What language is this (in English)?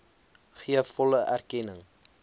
Afrikaans